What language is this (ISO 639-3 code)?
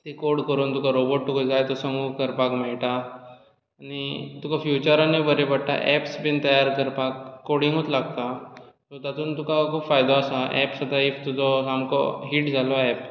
kok